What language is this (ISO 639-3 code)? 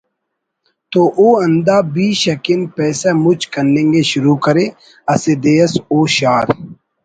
brh